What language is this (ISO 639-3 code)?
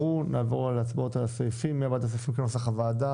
heb